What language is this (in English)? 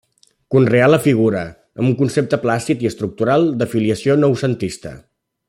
Catalan